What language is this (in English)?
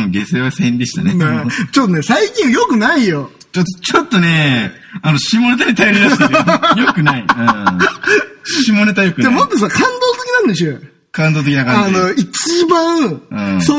Japanese